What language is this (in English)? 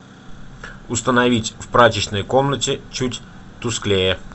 Russian